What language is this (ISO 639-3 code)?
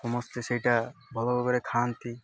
ori